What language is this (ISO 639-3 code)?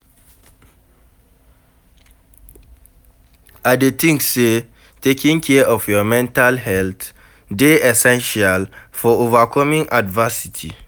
pcm